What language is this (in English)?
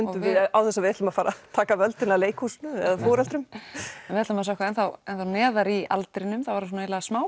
Icelandic